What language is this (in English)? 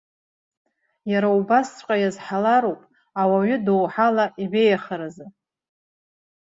Abkhazian